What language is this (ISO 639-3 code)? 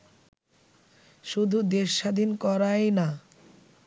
ben